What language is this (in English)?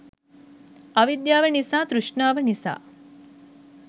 Sinhala